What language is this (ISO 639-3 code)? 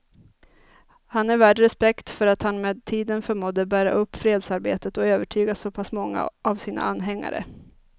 swe